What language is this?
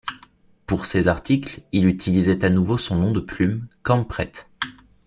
French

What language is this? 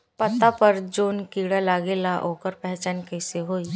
Bhojpuri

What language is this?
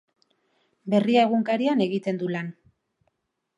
Basque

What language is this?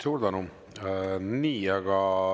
Estonian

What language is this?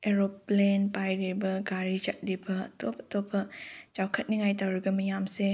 Manipuri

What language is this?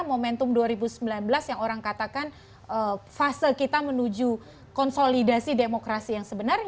Indonesian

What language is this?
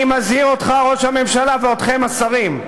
Hebrew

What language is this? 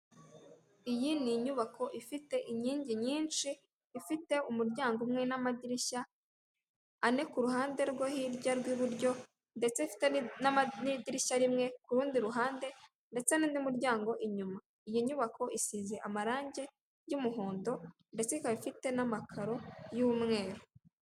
Kinyarwanda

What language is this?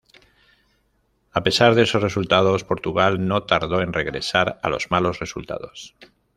Spanish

